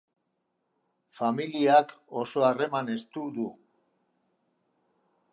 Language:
Basque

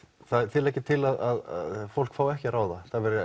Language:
Icelandic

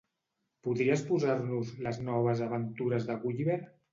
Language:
Catalan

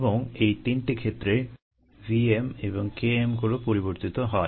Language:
Bangla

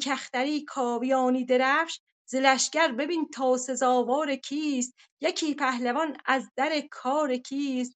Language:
Persian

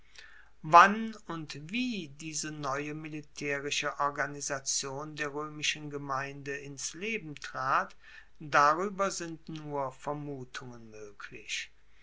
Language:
German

